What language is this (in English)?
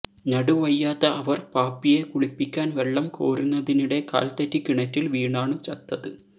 Malayalam